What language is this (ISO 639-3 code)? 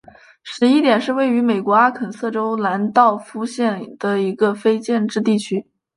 zho